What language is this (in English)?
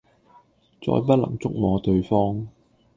Cantonese